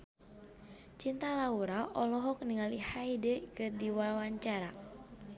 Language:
Sundanese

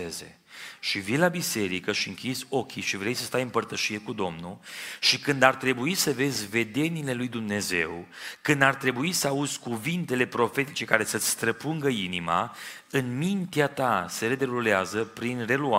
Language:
Romanian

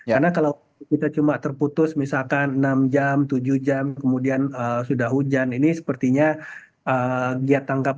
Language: Indonesian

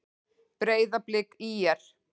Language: Icelandic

